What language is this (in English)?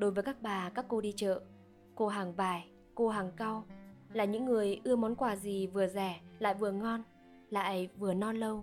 Vietnamese